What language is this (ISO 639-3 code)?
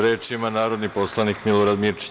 srp